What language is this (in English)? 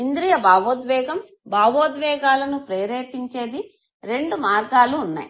Telugu